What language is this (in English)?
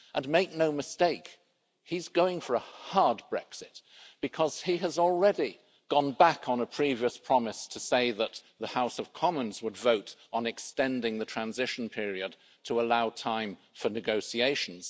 English